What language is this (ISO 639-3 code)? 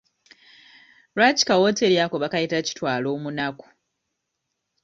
lug